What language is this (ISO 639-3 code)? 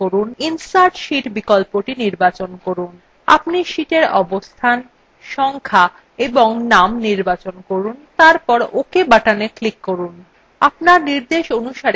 ben